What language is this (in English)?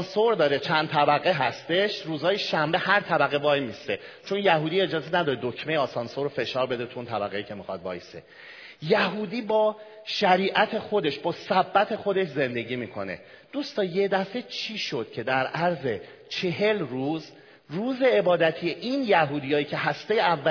Persian